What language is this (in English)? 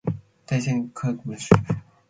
Matsés